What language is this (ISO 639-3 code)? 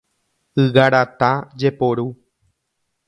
grn